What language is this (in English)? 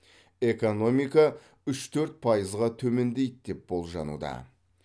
Kazakh